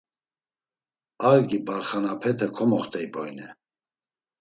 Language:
Laz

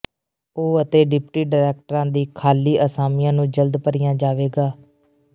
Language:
Punjabi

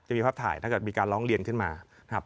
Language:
Thai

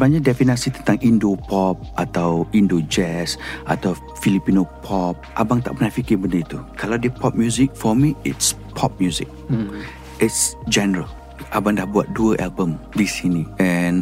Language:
Malay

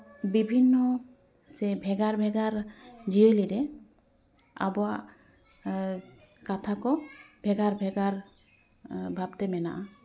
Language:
Santali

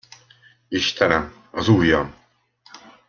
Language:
Hungarian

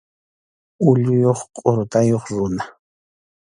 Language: Arequipa-La Unión Quechua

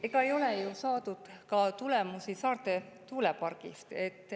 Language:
Estonian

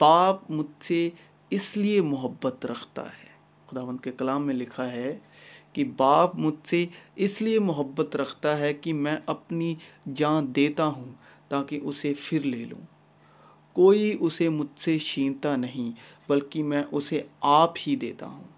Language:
Urdu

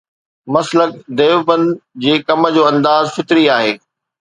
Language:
Sindhi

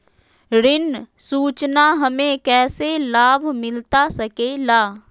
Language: Magahi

